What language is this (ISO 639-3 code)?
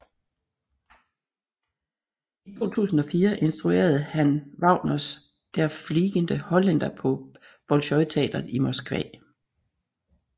dan